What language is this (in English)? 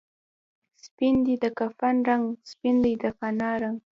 Pashto